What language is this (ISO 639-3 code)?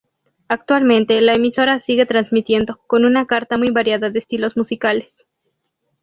spa